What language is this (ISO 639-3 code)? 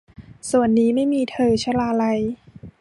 tha